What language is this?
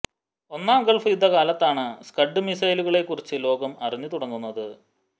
Malayalam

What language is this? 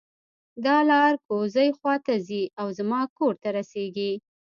Pashto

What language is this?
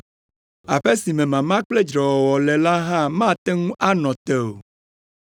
Ewe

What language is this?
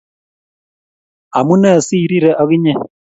Kalenjin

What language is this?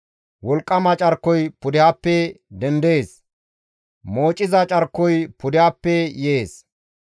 Gamo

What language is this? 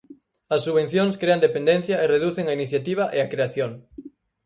Galician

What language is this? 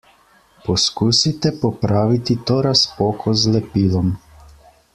Slovenian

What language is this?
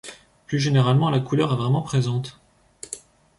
French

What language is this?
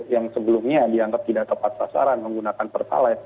Indonesian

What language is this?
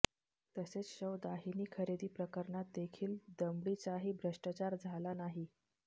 Marathi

